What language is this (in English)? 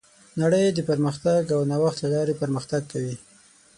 Pashto